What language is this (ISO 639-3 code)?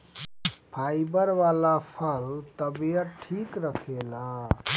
bho